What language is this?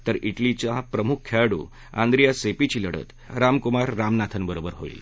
Marathi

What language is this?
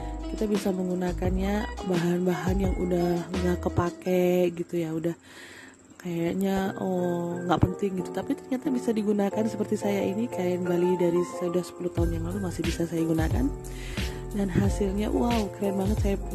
Indonesian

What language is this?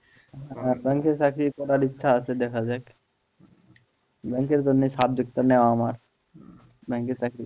Bangla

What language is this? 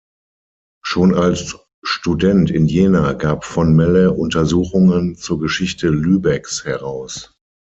German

